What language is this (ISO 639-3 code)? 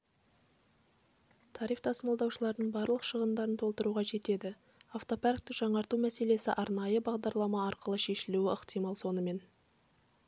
kaz